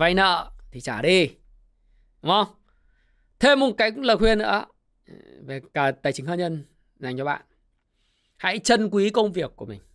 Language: Vietnamese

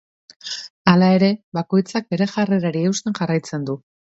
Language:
Basque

